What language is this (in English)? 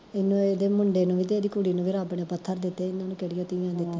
Punjabi